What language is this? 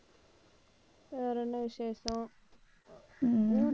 Tamil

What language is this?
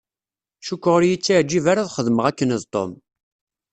Kabyle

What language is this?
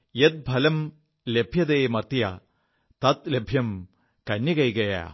Malayalam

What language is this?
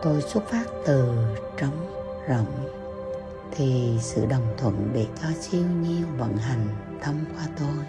Vietnamese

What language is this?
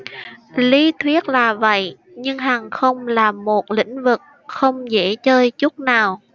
Vietnamese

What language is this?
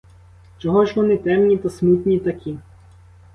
Ukrainian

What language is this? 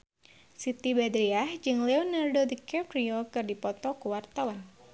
Sundanese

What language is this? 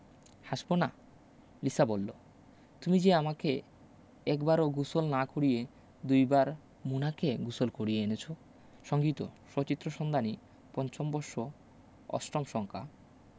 Bangla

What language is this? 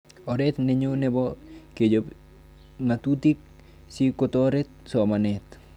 Kalenjin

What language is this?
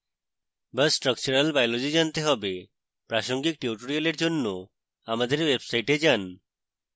Bangla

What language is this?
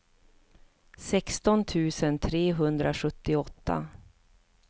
Swedish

